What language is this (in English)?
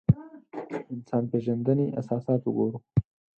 Pashto